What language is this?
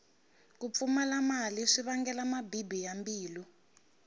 Tsonga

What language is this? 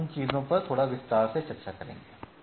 Hindi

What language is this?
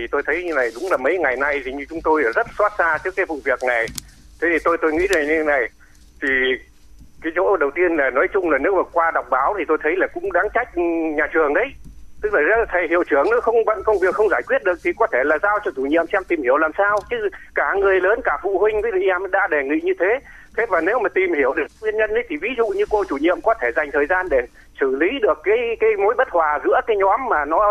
Vietnamese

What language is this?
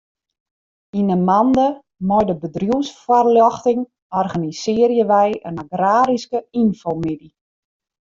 Western Frisian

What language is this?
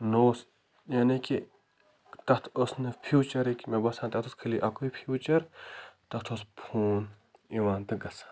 Kashmiri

